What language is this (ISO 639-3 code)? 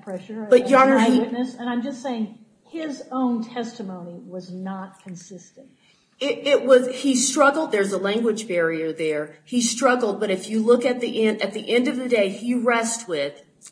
eng